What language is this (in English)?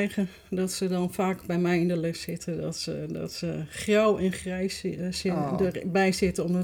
Dutch